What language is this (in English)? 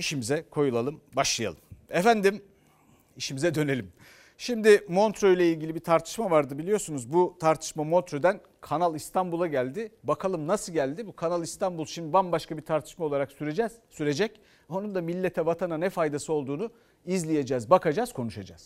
Turkish